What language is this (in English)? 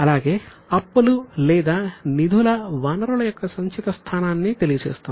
Telugu